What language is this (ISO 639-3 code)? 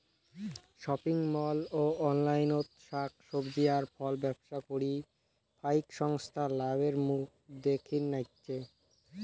ben